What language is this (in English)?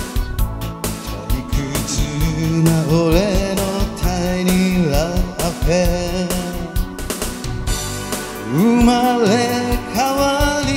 Arabic